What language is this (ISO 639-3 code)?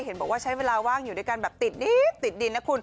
tha